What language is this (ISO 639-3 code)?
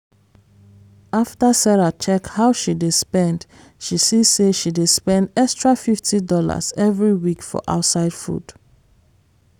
pcm